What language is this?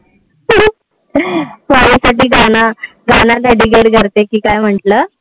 Marathi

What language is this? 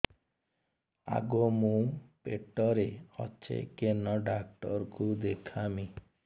Odia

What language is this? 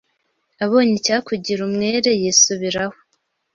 Kinyarwanda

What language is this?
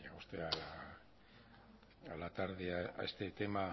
Spanish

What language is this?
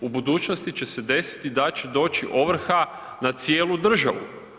Croatian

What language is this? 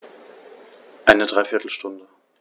German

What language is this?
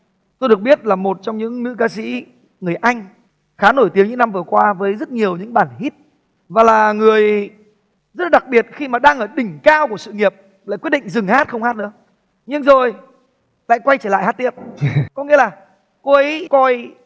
Vietnamese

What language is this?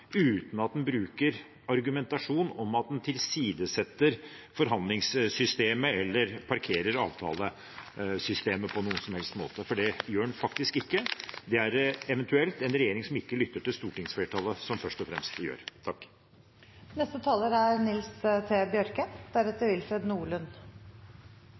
Norwegian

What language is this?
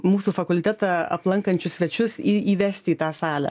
Lithuanian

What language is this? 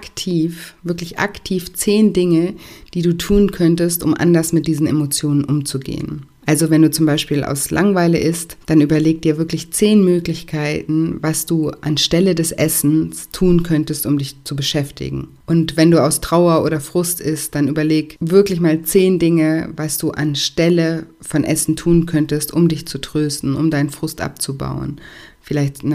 German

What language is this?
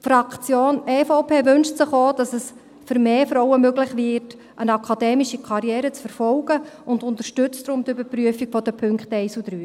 Swiss German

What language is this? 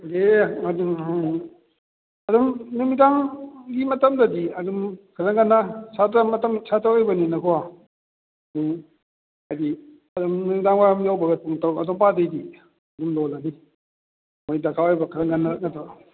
Manipuri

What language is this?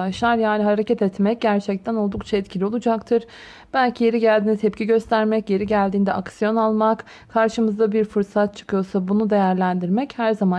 Turkish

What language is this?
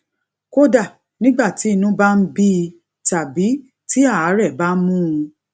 Yoruba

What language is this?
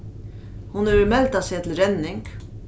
Faroese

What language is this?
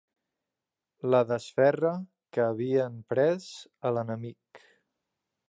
Catalan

